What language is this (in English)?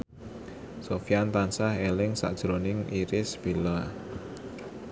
Javanese